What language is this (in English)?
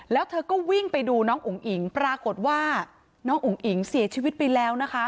Thai